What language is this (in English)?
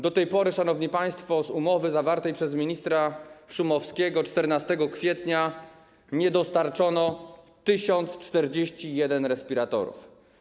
Polish